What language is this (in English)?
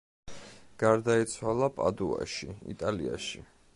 Georgian